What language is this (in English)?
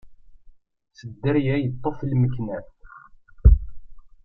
Kabyle